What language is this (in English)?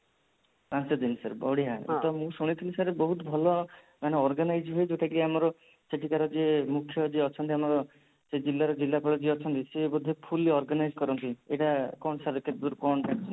Odia